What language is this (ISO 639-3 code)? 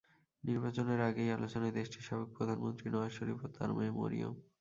ben